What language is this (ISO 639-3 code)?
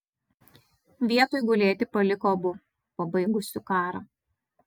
lit